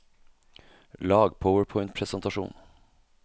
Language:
Norwegian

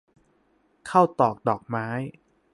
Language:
Thai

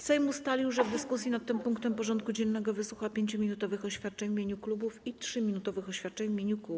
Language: Polish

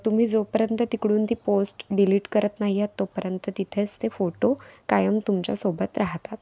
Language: Marathi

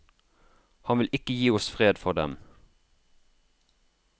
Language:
Norwegian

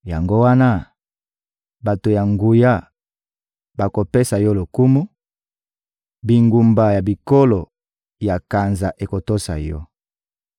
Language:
Lingala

